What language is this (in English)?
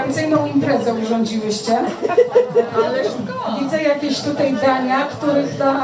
Polish